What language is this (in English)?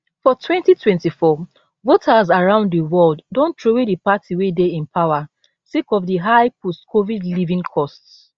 Nigerian Pidgin